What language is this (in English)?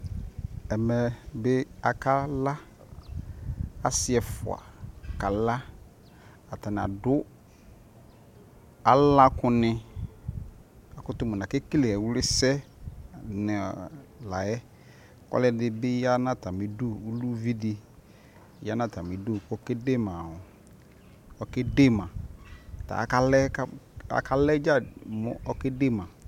Ikposo